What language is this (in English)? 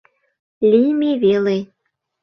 Mari